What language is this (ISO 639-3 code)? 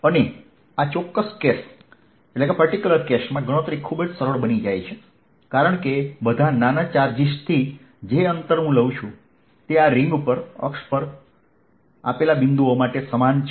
guj